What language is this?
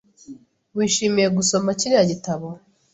Kinyarwanda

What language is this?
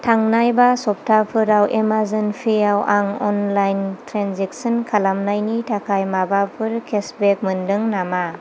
Bodo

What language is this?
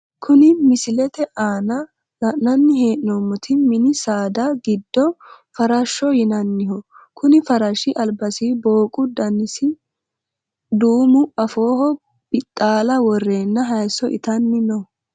Sidamo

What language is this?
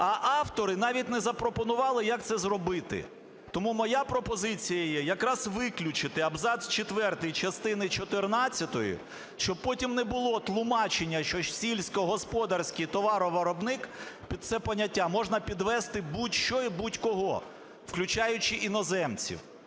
Ukrainian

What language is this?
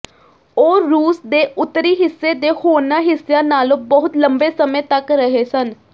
Punjabi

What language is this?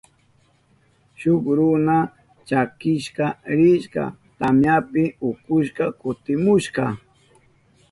Southern Pastaza Quechua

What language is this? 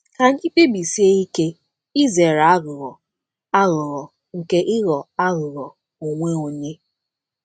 Igbo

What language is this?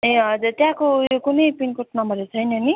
Nepali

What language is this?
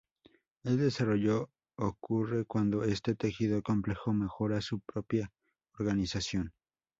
Spanish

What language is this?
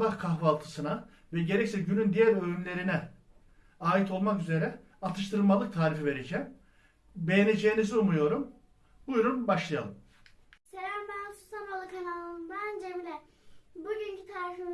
Turkish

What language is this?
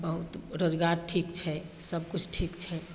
Maithili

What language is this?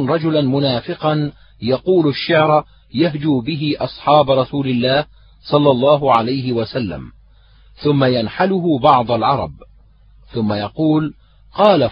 Arabic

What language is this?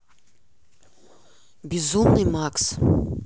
Russian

